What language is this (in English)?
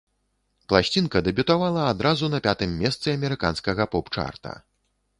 Belarusian